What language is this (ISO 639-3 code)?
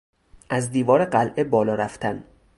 fas